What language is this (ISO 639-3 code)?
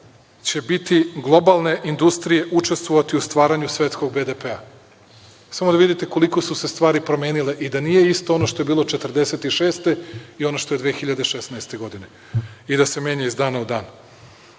srp